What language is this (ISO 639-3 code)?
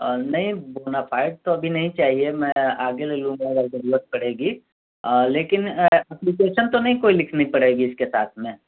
urd